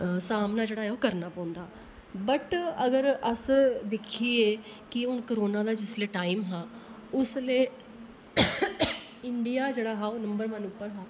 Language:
Dogri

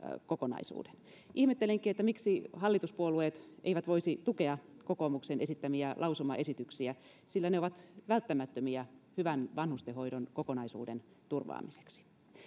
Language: Finnish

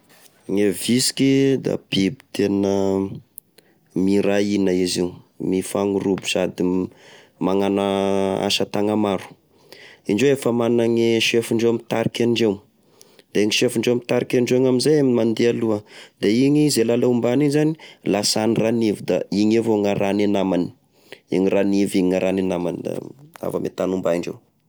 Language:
Tesaka Malagasy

